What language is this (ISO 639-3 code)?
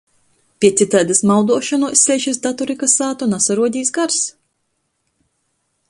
ltg